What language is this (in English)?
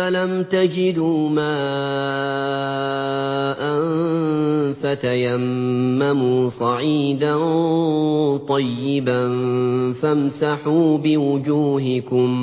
Arabic